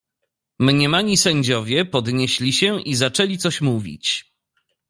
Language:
Polish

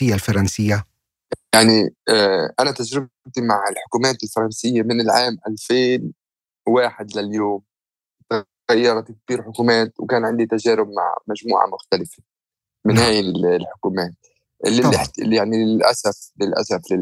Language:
Arabic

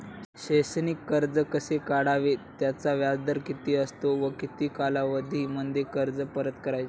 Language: Marathi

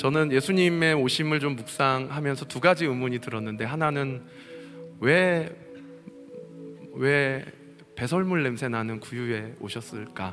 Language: Korean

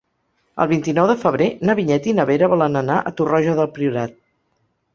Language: Catalan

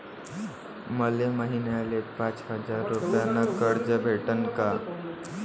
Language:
Marathi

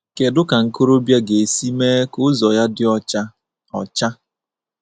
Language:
Igbo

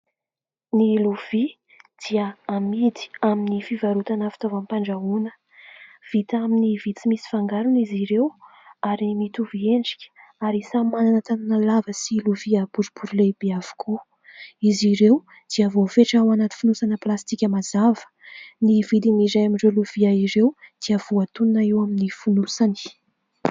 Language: Malagasy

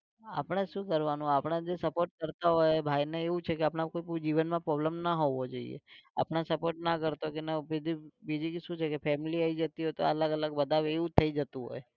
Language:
Gujarati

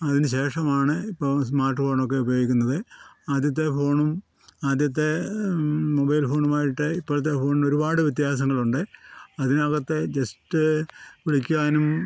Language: Malayalam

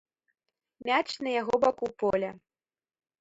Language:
Belarusian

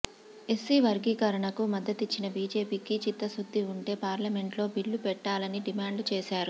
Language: Telugu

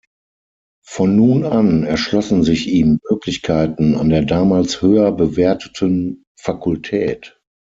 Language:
German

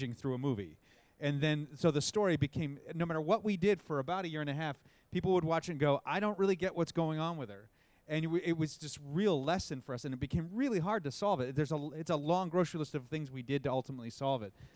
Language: English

